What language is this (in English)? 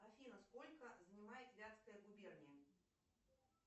Russian